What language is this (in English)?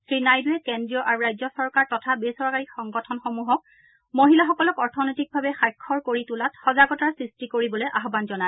Assamese